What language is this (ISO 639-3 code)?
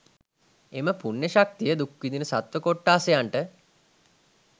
sin